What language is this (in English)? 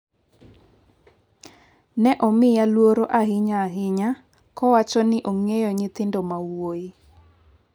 Luo (Kenya and Tanzania)